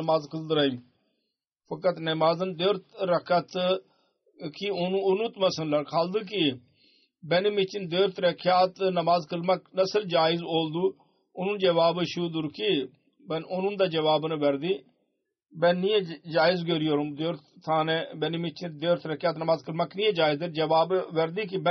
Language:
Turkish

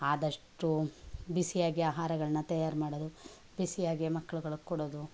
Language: Kannada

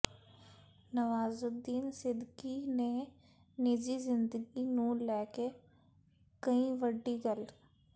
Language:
Punjabi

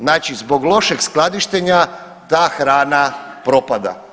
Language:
Croatian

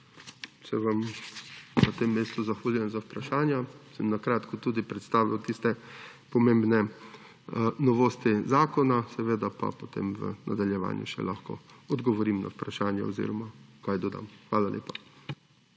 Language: Slovenian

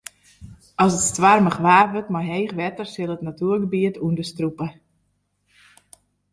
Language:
Western Frisian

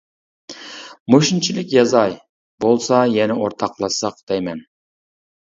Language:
Uyghur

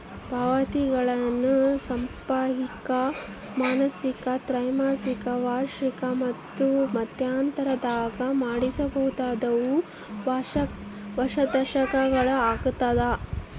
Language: Kannada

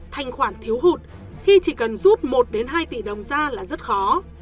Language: Vietnamese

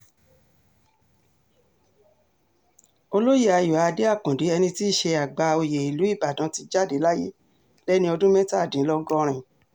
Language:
Yoruba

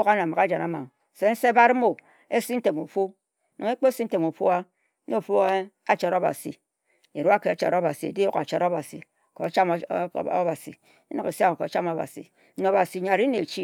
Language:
Ejagham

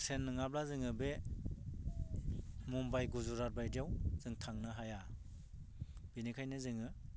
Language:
Bodo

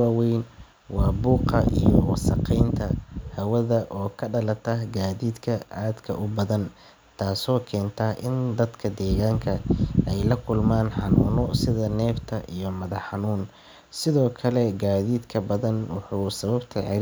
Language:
Somali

